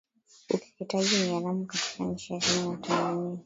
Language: Swahili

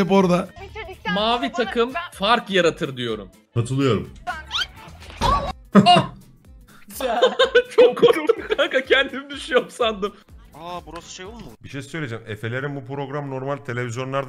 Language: Turkish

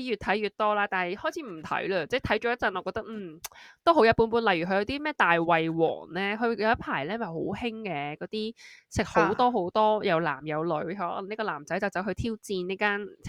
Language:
Chinese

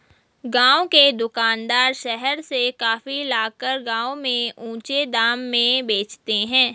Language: Hindi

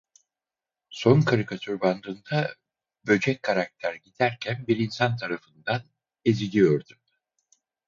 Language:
Turkish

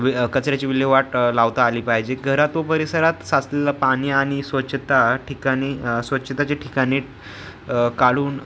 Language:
Marathi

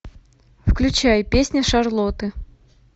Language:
Russian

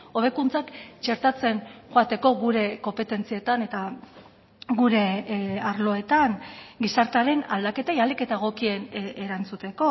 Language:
Basque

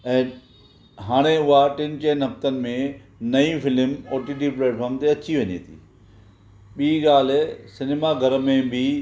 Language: Sindhi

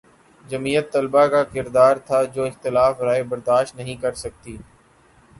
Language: Urdu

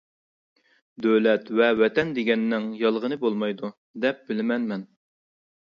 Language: Uyghur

